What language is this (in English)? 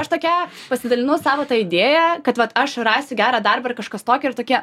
Lithuanian